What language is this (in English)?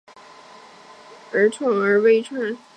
Chinese